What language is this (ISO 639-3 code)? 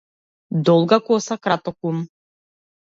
mkd